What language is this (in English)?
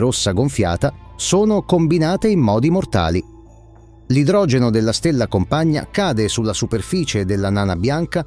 Italian